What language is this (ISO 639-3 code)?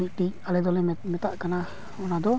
sat